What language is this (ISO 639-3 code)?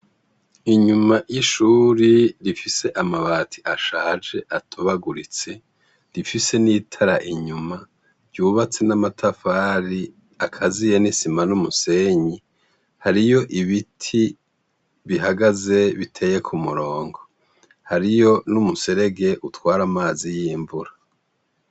run